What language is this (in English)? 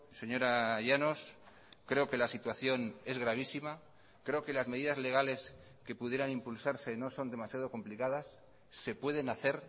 Spanish